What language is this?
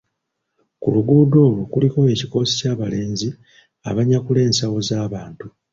Ganda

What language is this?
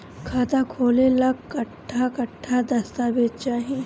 Bhojpuri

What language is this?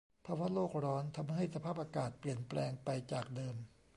Thai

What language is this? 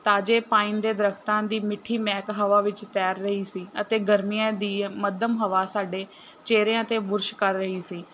Punjabi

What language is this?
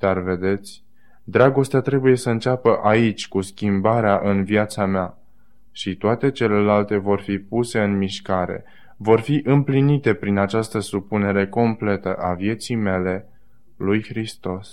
Romanian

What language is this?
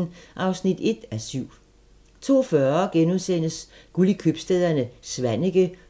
Danish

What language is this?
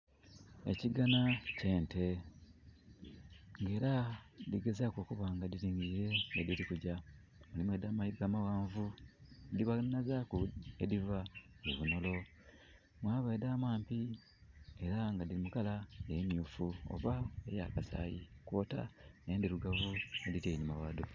Soga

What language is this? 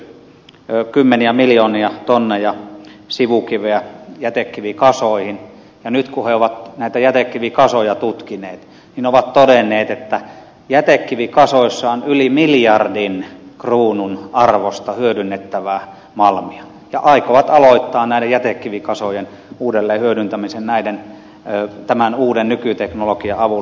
Finnish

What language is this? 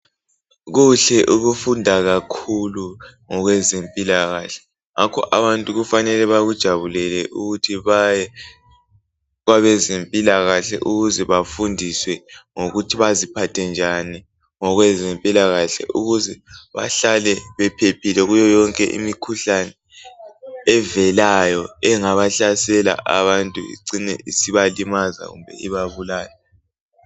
North Ndebele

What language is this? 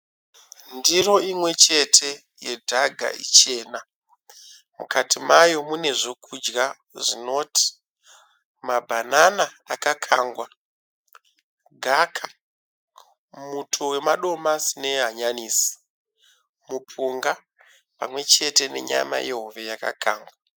Shona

